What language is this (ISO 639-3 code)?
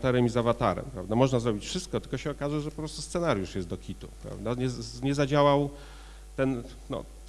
pol